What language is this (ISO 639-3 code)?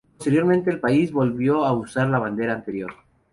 spa